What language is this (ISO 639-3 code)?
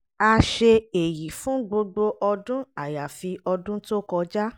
yor